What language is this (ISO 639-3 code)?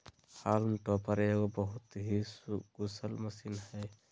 mag